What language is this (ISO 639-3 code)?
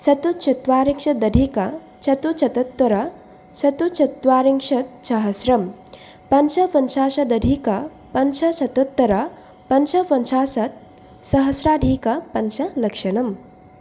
san